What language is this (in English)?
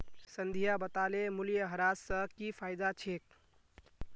Magahi